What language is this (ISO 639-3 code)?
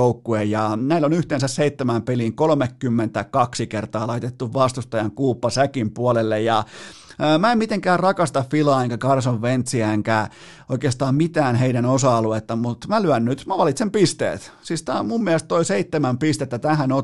fin